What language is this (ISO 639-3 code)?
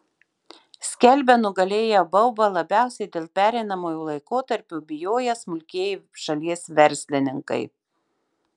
lit